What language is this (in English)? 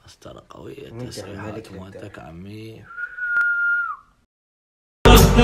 Arabic